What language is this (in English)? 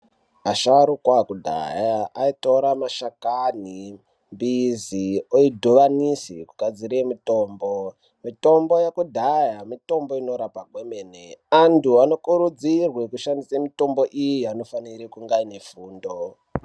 Ndau